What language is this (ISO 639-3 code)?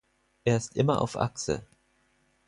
deu